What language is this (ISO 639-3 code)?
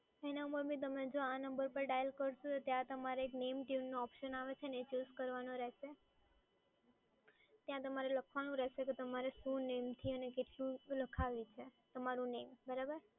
guj